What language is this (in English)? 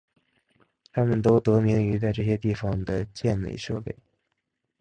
Chinese